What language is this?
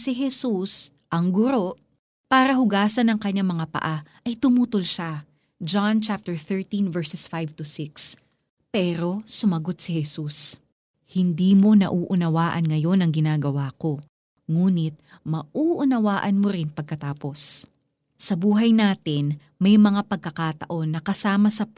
Filipino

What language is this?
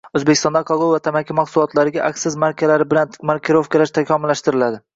Uzbek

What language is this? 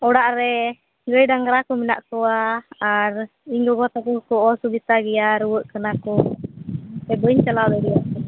Santali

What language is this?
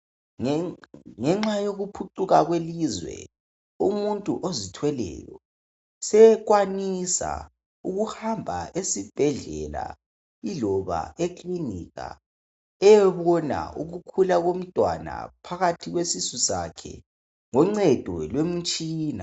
North Ndebele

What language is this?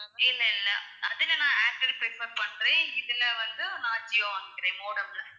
Tamil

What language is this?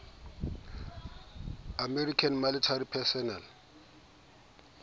Southern Sotho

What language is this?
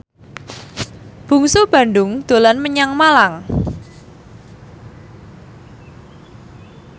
Javanese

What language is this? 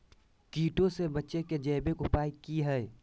Magahi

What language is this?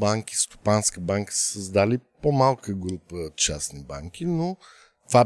Bulgarian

